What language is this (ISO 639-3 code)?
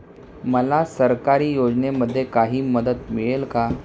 mar